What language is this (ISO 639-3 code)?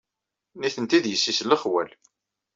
kab